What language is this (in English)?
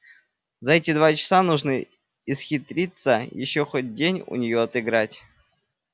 Russian